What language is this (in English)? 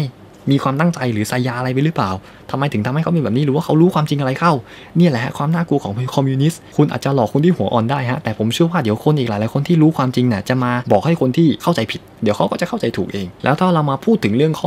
Thai